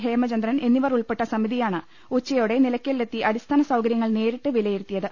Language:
Malayalam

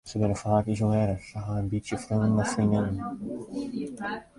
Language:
Western Frisian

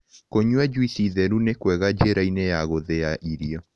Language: Kikuyu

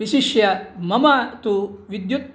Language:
Sanskrit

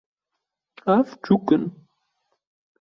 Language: Kurdish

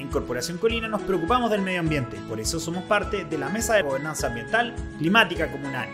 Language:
Spanish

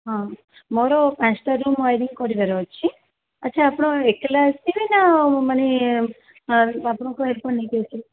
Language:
Odia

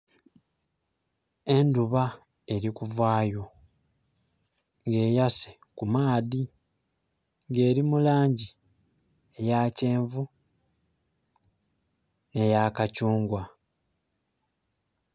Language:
Soga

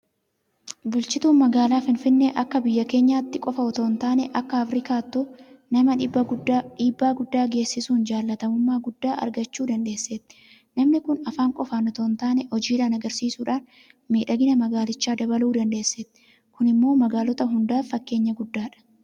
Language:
Oromo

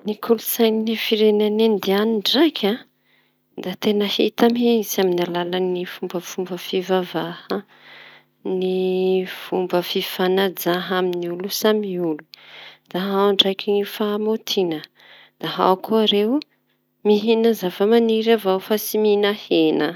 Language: Tanosy Malagasy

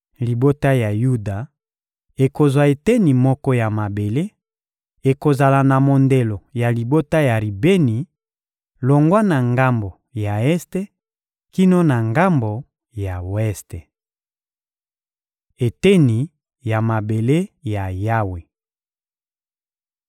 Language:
Lingala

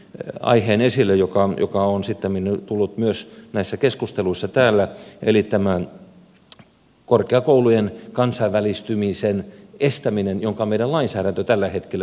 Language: Finnish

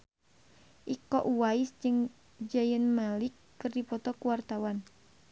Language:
Sundanese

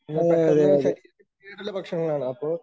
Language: Malayalam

